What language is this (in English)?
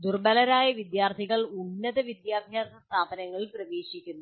Malayalam